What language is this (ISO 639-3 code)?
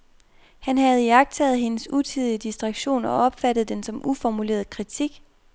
dan